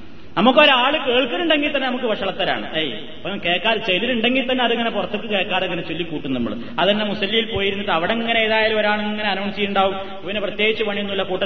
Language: Malayalam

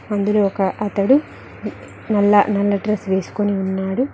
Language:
Telugu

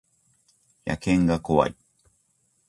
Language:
Japanese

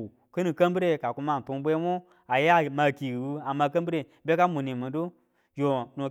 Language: Tula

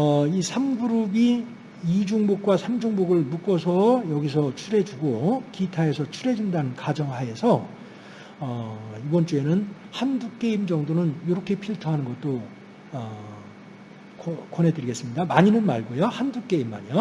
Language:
Korean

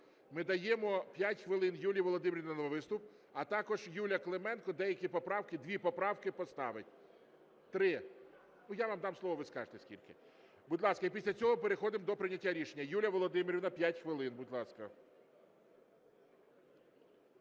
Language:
Ukrainian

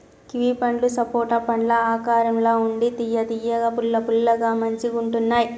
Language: Telugu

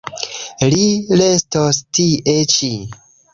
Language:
Esperanto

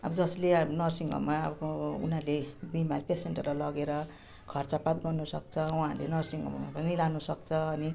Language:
Nepali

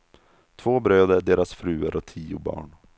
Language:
Swedish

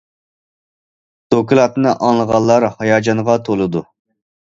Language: Uyghur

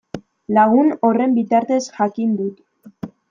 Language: Basque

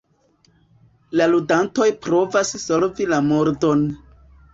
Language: Esperanto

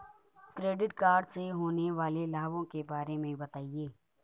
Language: Hindi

